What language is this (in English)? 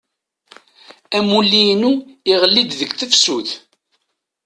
Kabyle